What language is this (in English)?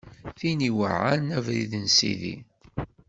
Kabyle